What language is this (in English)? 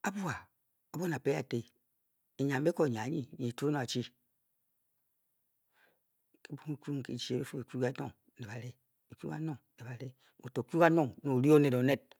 Bokyi